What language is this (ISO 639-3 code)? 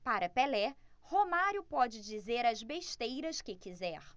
por